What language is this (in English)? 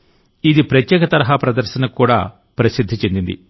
Telugu